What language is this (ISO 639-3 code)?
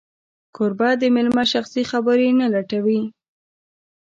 pus